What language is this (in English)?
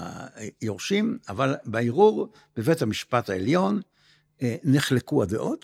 Hebrew